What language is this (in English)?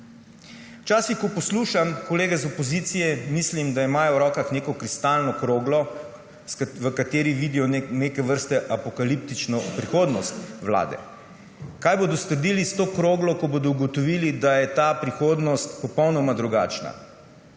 Slovenian